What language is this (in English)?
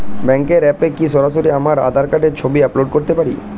Bangla